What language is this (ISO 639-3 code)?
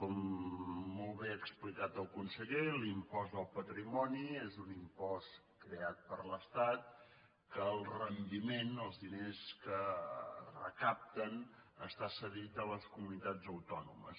cat